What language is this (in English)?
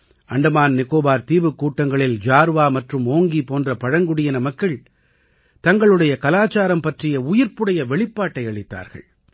Tamil